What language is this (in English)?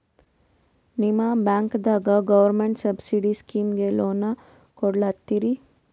Kannada